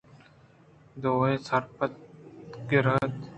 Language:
Eastern Balochi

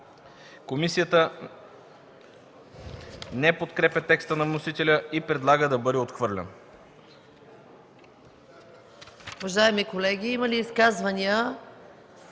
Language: Bulgarian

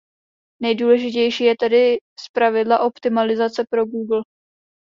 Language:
Czech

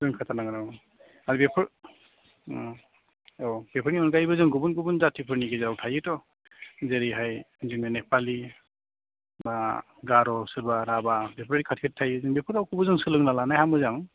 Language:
Bodo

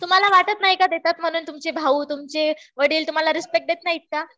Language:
Marathi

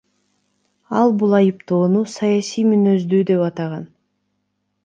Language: Kyrgyz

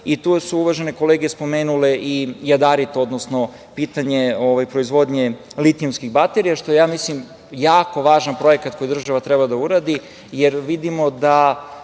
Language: Serbian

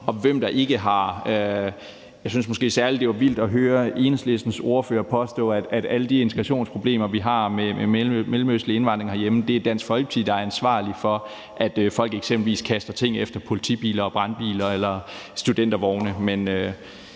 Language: Danish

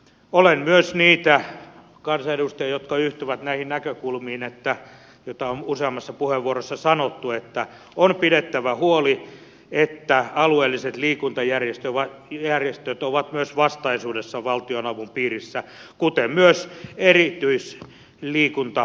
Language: Finnish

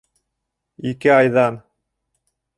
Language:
Bashkir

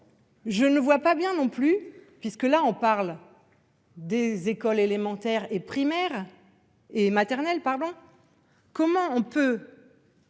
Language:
French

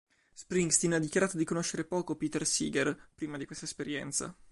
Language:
Italian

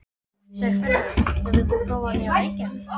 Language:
Icelandic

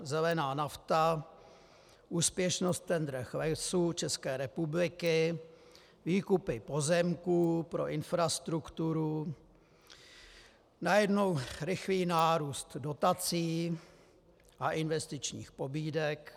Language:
Czech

